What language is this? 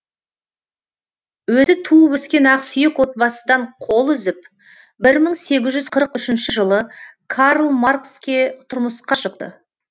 Kazakh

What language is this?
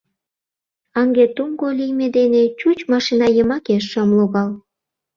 Mari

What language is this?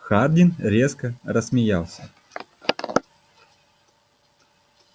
Russian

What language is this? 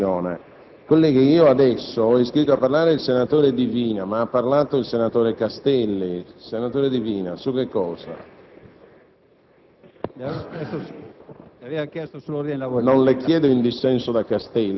Italian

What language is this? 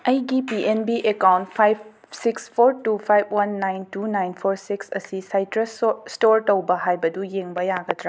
Manipuri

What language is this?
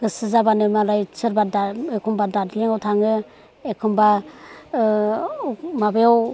Bodo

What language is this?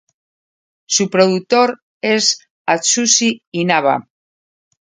Spanish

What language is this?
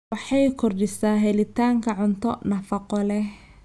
Somali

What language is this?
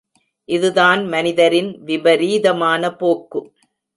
Tamil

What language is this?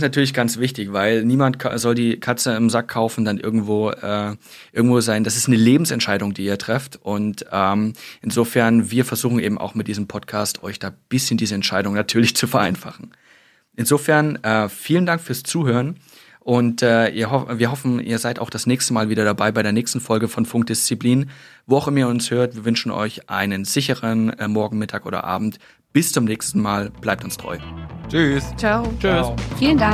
German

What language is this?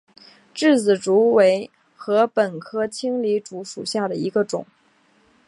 Chinese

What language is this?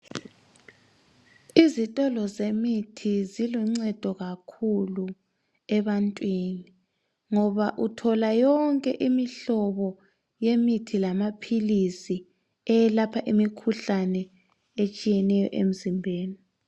North Ndebele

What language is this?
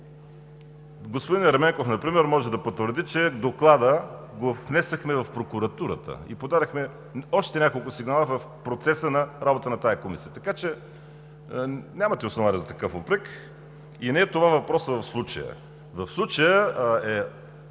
Bulgarian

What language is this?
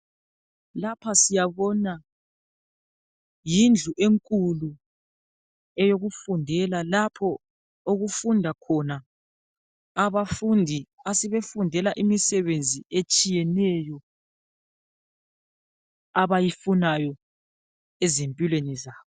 North Ndebele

